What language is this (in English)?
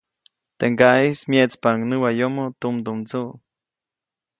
Copainalá Zoque